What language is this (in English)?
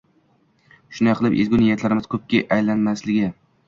Uzbek